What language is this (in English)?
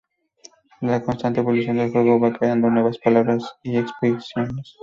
Spanish